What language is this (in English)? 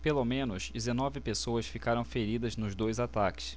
Portuguese